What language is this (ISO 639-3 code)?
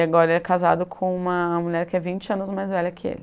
por